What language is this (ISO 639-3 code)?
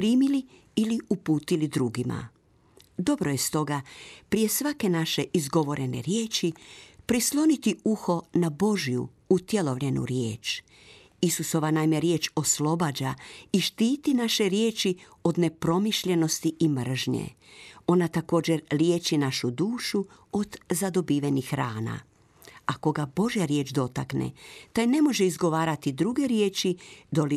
hrv